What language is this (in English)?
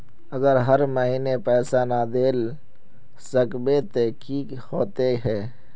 Magahi